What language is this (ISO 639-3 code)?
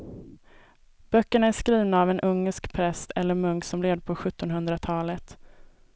swe